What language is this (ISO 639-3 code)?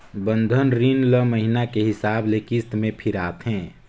hne